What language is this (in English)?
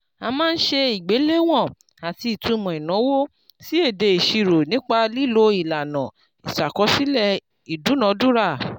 Yoruba